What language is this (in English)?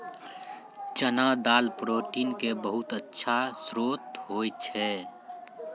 Maithili